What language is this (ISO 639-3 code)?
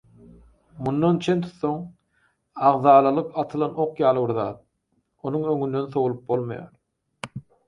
tuk